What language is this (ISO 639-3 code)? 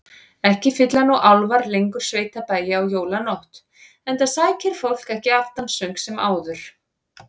isl